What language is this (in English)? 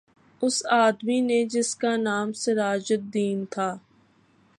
Urdu